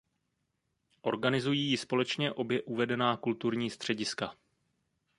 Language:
Czech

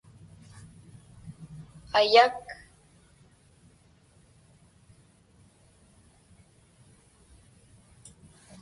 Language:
Inupiaq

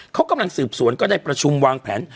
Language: Thai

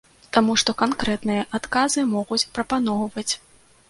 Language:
Belarusian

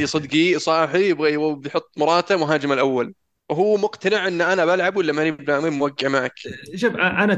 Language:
Arabic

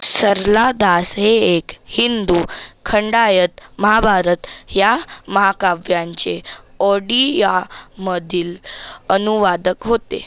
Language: Marathi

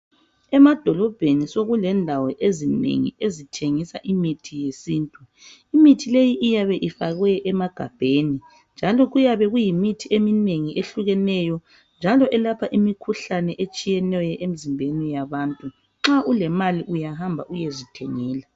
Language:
North Ndebele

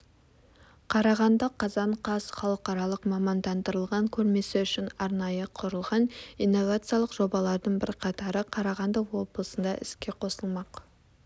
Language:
Kazakh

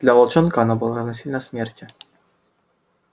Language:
Russian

